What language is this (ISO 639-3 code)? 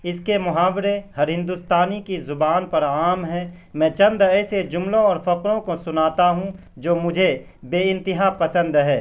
urd